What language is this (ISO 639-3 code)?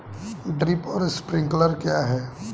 hin